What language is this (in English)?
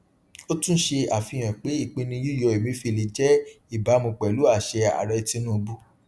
Yoruba